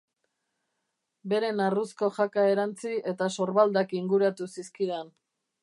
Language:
Basque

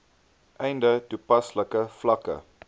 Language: Afrikaans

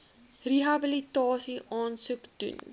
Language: Afrikaans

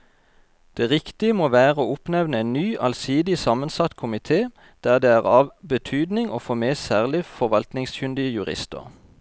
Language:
Norwegian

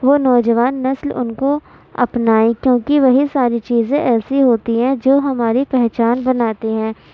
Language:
Urdu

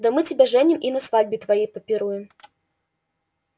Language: Russian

